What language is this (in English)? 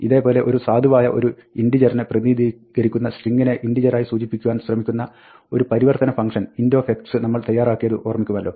Malayalam